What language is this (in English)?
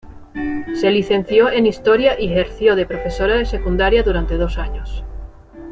Spanish